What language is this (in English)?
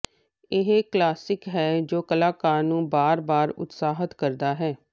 Punjabi